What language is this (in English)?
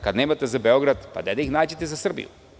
Serbian